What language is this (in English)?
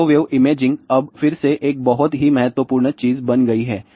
Hindi